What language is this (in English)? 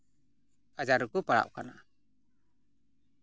Santali